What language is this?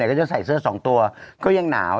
Thai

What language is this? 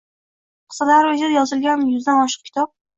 Uzbek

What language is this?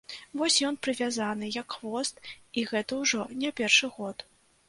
Belarusian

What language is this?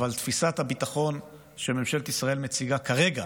Hebrew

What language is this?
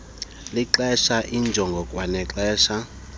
Xhosa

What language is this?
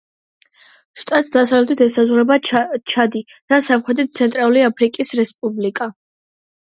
Georgian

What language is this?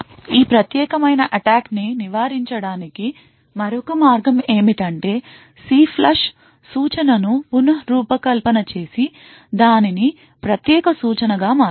Telugu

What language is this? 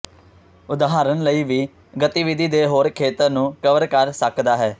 Punjabi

